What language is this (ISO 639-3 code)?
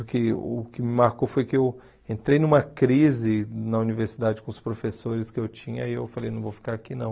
por